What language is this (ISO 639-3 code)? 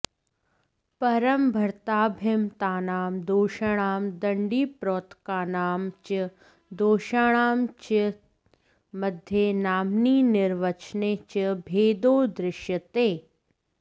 san